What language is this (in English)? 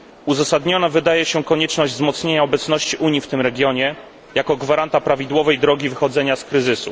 Polish